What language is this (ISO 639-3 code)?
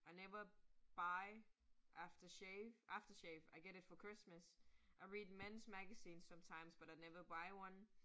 dan